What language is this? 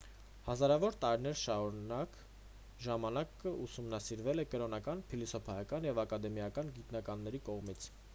Armenian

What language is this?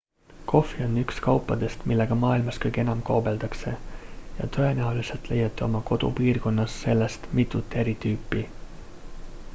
Estonian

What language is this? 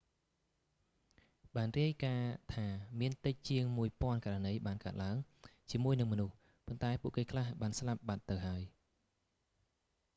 Khmer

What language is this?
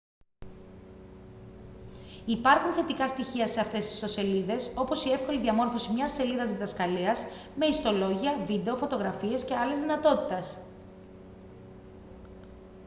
Greek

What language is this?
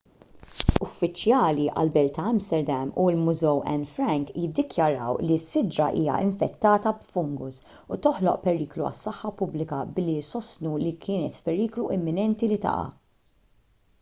Maltese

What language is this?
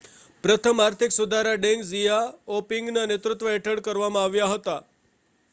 Gujarati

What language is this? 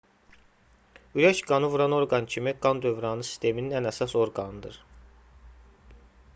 Azerbaijani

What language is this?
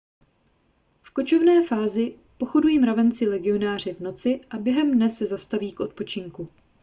Czech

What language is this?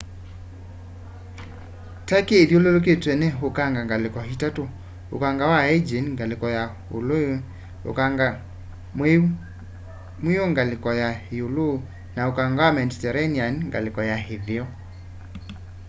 Kamba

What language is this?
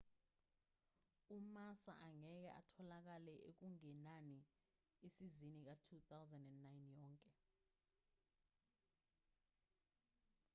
Zulu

